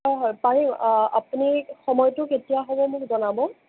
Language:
Assamese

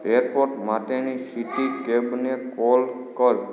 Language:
Gujarati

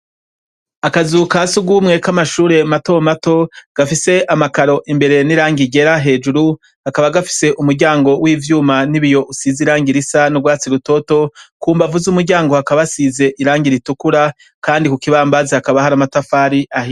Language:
Rundi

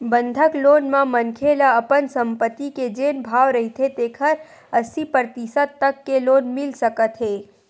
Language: Chhattisgarhi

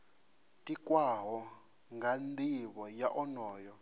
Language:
Venda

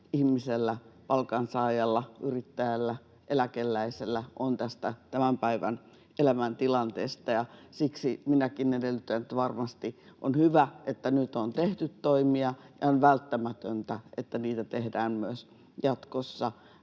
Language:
Finnish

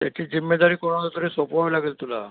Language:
Marathi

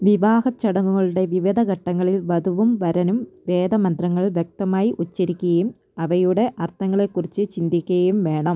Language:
Malayalam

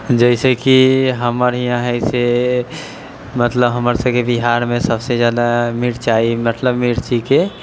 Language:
Maithili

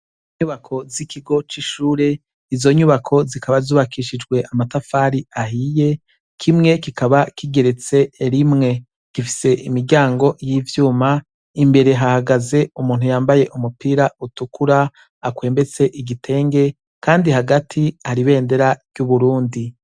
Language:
Rundi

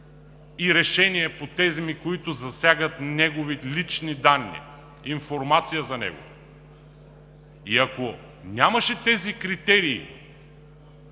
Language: Bulgarian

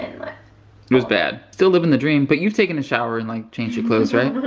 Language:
English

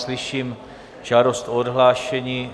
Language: Czech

